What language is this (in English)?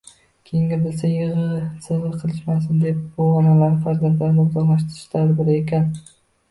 Uzbek